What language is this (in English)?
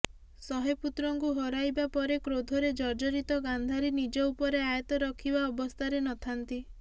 Odia